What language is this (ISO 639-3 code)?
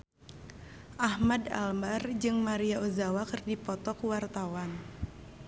sun